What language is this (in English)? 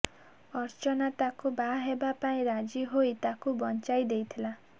Odia